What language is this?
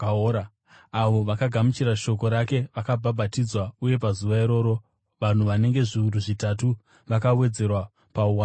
Shona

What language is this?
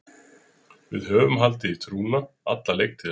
Icelandic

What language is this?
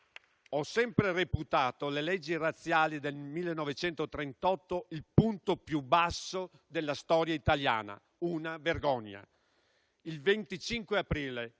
Italian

